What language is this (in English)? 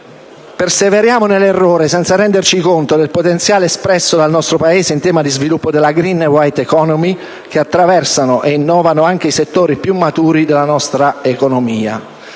Italian